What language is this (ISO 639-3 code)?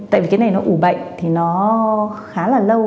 vie